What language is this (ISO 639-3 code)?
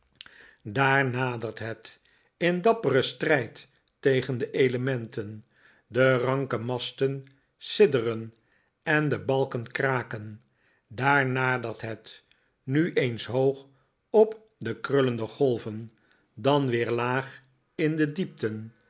nld